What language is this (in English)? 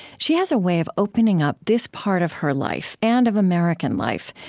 English